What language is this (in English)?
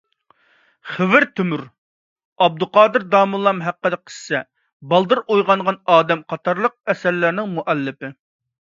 Uyghur